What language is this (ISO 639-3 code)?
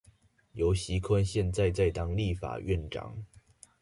zho